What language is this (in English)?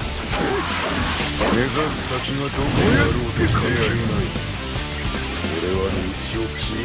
Japanese